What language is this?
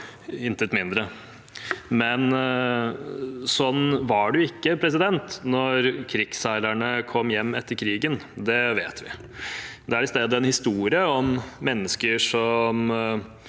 Norwegian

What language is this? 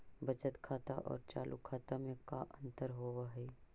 Magahi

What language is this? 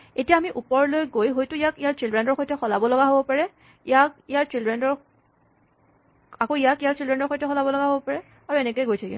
Assamese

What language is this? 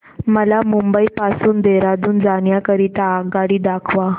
Marathi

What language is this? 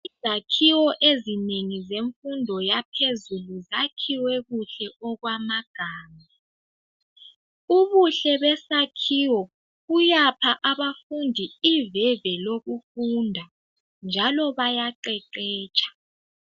North Ndebele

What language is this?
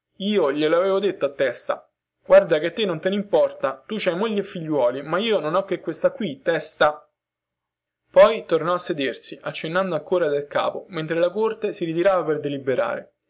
Italian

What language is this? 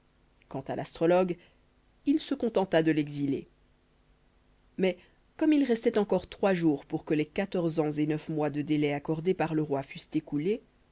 French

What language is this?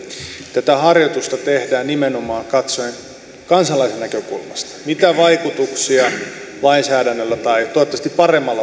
Finnish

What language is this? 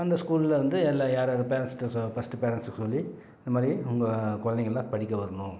Tamil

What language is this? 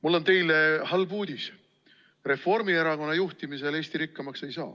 Estonian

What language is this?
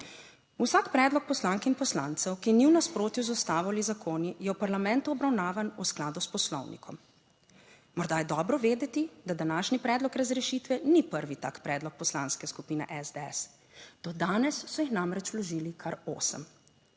Slovenian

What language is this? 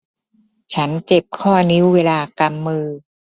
Thai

